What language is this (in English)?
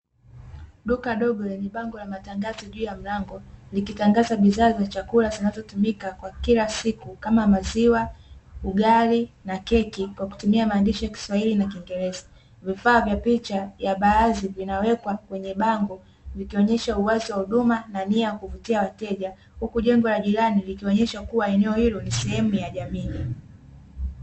Swahili